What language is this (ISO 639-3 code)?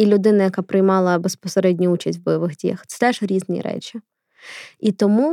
ukr